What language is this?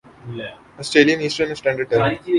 Urdu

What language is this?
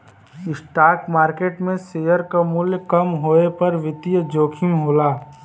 Bhojpuri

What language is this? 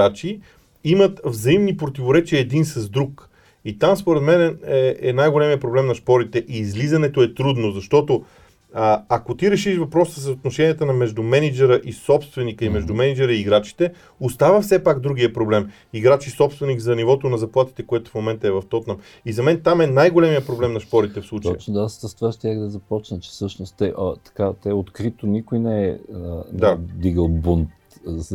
Bulgarian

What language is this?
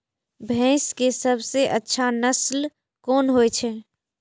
Maithili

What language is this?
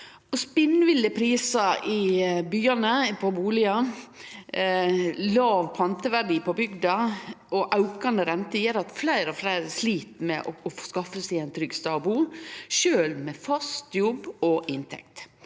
Norwegian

